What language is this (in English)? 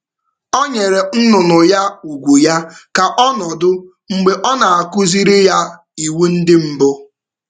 Igbo